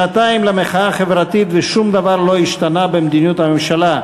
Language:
Hebrew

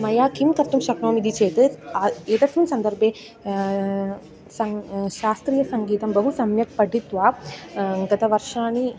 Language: Sanskrit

